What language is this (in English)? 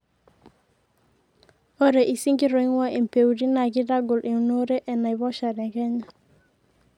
Masai